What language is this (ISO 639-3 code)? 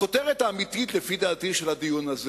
heb